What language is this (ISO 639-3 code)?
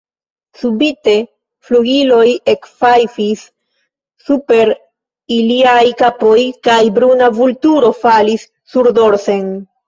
epo